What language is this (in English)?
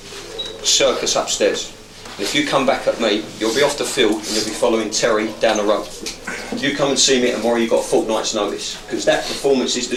Swedish